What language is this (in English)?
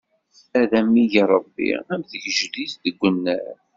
Kabyle